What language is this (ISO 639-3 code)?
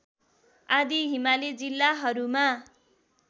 nep